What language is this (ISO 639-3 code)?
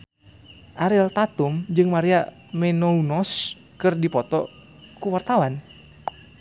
sun